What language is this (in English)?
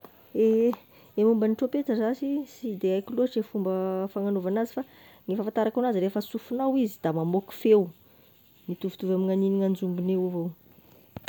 Tesaka Malagasy